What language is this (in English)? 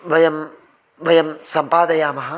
Sanskrit